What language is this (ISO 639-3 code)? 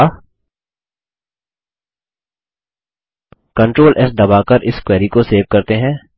hin